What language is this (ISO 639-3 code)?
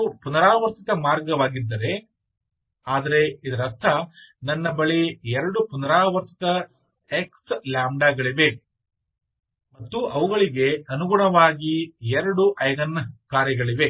kan